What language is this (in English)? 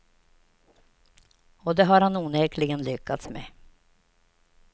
Swedish